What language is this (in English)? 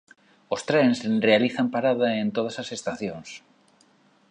Galician